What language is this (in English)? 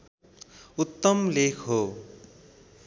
Nepali